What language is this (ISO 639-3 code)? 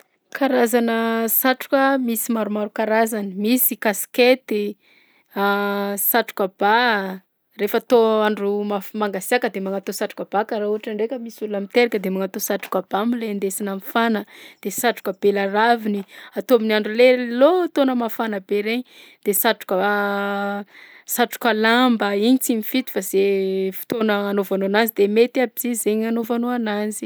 bzc